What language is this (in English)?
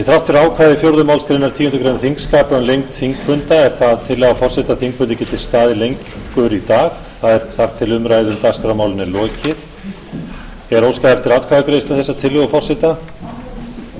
Icelandic